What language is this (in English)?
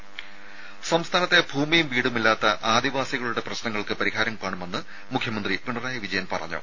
Malayalam